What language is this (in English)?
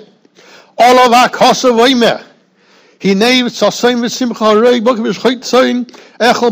English